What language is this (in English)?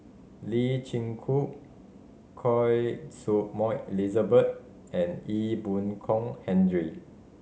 English